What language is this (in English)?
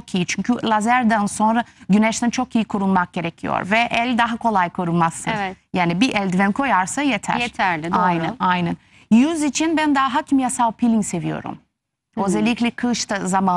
Turkish